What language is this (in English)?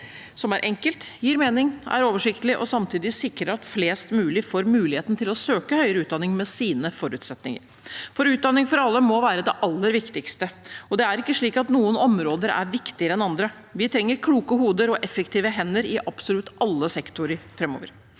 Norwegian